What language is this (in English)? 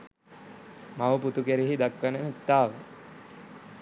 Sinhala